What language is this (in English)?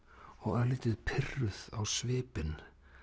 Icelandic